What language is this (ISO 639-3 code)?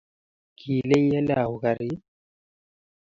kln